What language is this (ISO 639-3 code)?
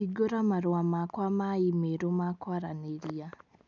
kik